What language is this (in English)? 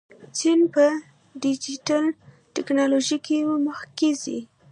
Pashto